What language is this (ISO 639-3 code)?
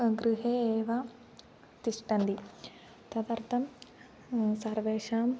san